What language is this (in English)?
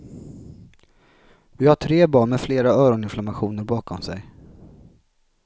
Swedish